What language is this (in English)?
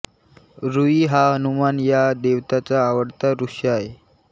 Marathi